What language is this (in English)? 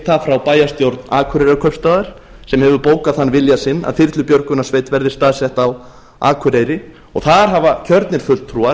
Icelandic